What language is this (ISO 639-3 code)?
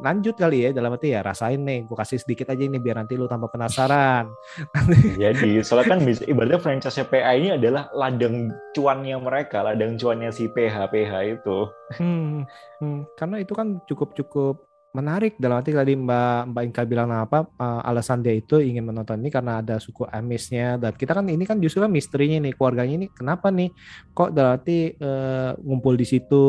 ind